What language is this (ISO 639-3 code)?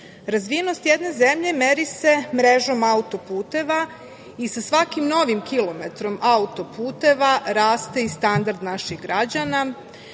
srp